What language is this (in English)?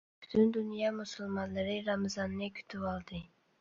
Uyghur